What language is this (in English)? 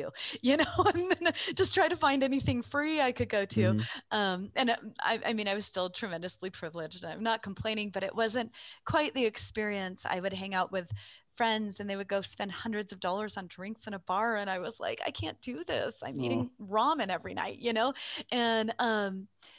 English